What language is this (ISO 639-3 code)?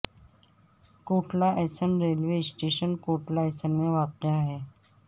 urd